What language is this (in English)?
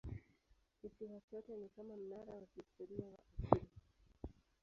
Swahili